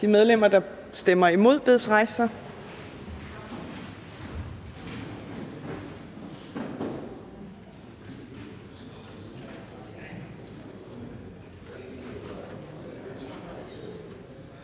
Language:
Danish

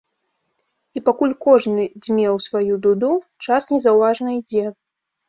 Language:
Belarusian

